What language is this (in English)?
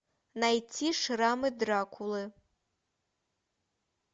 Russian